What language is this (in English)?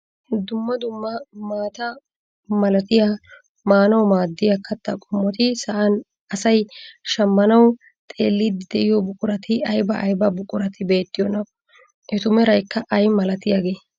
Wolaytta